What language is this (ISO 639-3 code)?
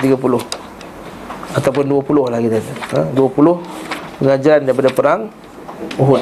msa